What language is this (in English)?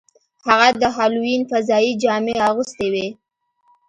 Pashto